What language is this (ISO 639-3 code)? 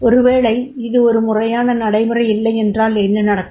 tam